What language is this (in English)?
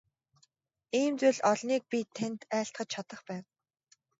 Mongolian